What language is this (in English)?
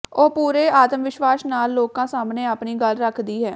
Punjabi